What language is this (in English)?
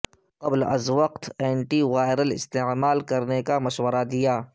Urdu